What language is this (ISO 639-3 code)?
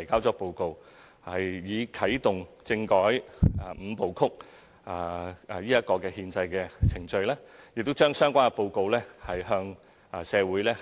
yue